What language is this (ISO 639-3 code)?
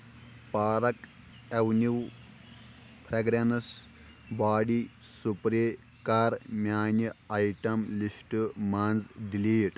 kas